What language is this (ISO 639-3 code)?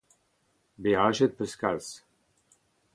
bre